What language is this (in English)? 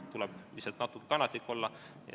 Estonian